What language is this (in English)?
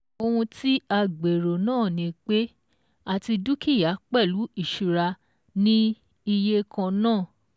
Yoruba